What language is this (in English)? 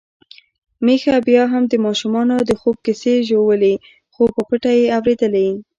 Pashto